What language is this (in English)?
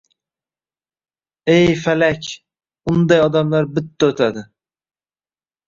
Uzbek